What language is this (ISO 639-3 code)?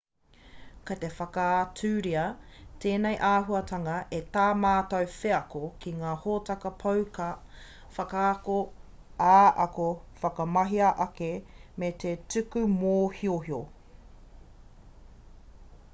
mri